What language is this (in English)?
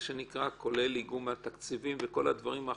Hebrew